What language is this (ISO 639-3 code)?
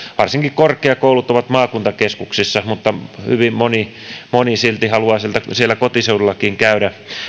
fin